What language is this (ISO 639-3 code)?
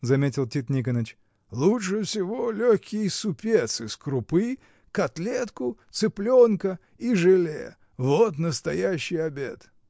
rus